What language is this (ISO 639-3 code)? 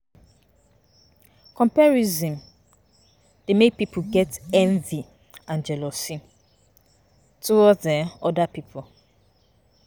pcm